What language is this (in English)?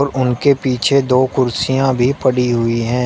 Hindi